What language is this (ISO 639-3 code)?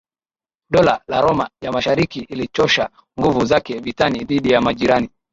swa